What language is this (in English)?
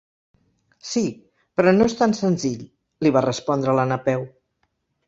Catalan